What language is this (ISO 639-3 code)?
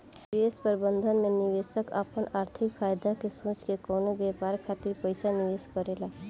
bho